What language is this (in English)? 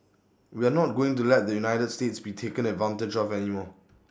English